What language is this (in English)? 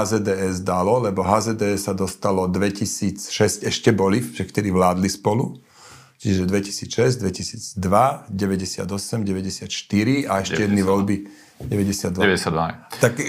Slovak